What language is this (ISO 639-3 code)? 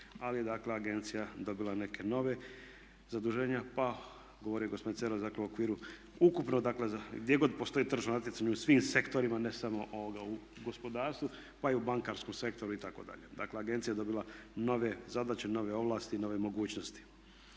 hrv